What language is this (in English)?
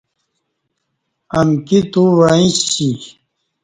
Kati